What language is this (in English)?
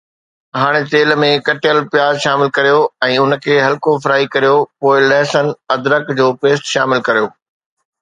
Sindhi